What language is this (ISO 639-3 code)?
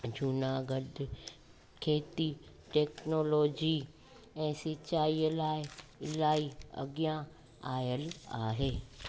snd